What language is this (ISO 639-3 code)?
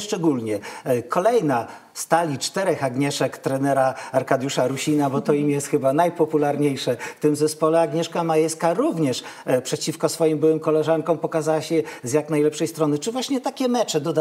pol